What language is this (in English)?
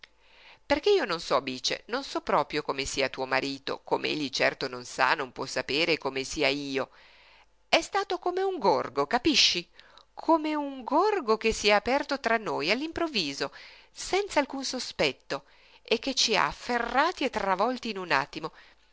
Italian